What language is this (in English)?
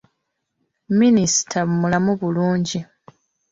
Ganda